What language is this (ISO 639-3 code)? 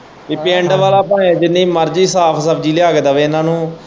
pan